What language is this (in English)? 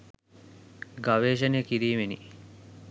Sinhala